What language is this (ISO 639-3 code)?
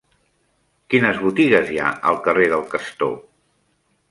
cat